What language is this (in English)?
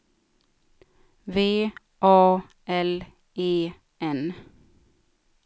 Swedish